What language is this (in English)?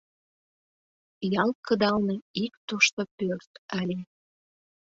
Mari